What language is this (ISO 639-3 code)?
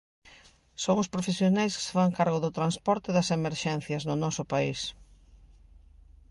glg